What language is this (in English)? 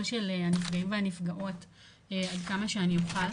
Hebrew